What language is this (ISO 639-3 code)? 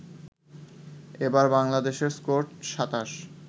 ben